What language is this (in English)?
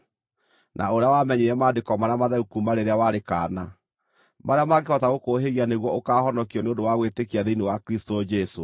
Kikuyu